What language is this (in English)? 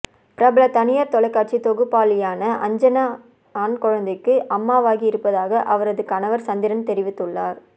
Tamil